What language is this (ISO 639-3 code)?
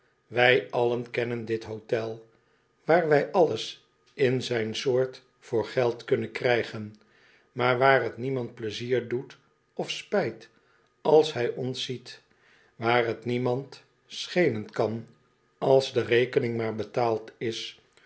nld